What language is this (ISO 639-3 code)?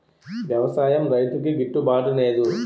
tel